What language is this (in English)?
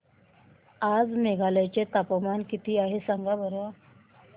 Marathi